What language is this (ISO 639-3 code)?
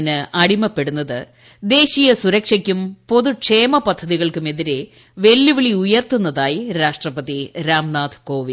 mal